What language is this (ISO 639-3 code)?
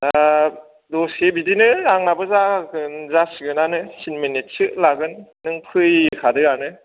brx